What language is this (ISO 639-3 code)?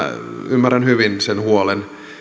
fin